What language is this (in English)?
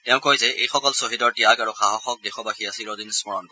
Assamese